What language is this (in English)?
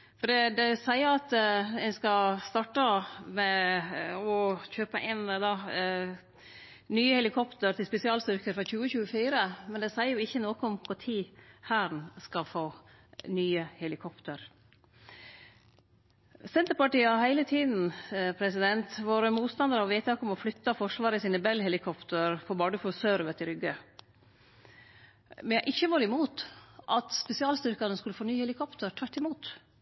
Norwegian Nynorsk